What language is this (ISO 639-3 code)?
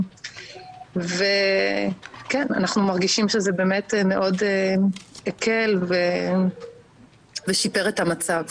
heb